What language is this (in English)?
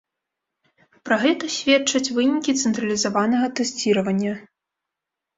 Belarusian